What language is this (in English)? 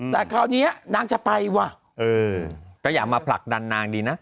Thai